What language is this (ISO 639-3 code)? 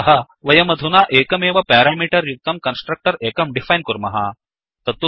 san